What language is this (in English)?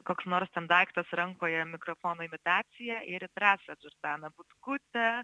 Lithuanian